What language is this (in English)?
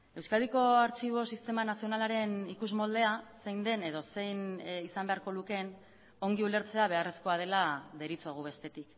Basque